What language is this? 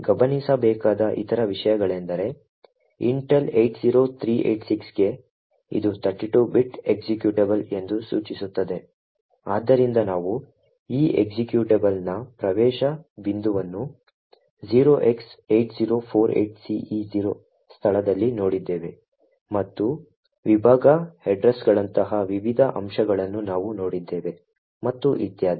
Kannada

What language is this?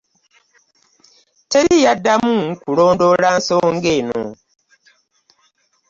Ganda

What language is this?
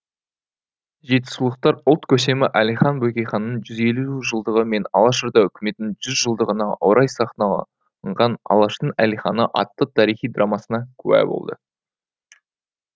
Kazakh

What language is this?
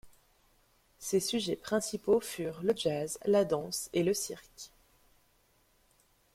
French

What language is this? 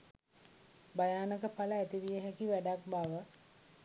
Sinhala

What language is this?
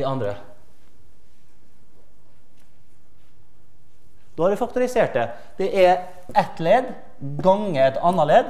Norwegian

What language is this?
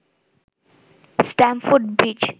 Bangla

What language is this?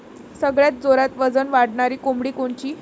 Marathi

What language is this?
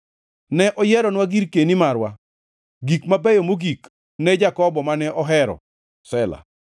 Luo (Kenya and Tanzania)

